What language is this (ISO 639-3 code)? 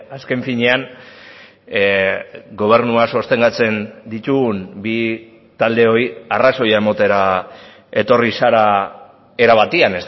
eus